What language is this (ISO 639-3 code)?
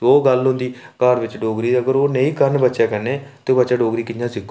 doi